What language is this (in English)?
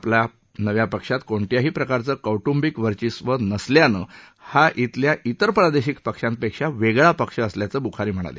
Marathi